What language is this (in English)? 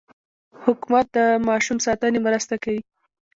Pashto